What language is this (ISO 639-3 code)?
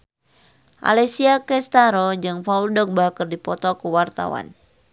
sun